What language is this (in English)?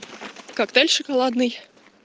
Russian